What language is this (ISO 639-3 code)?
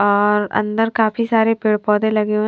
hin